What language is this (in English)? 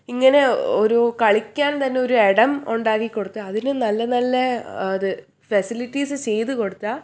Malayalam